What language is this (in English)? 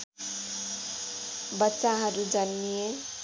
Nepali